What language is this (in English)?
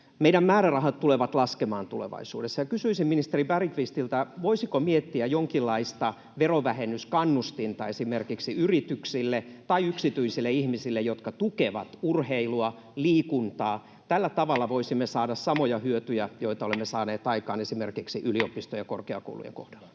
Finnish